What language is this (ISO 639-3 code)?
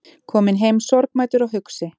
isl